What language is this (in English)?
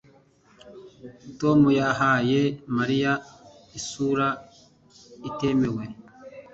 Kinyarwanda